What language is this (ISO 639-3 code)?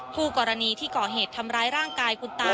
tha